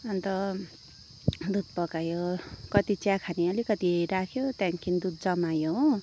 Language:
Nepali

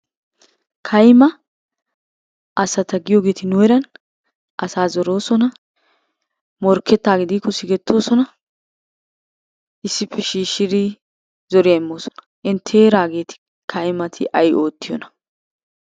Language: Wolaytta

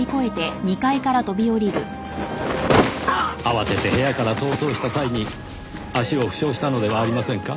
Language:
Japanese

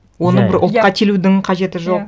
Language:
Kazakh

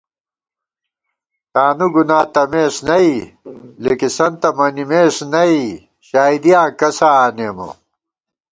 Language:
Gawar-Bati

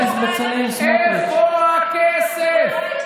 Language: Hebrew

